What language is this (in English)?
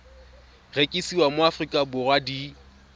Tswana